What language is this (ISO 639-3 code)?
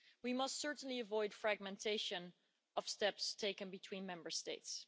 eng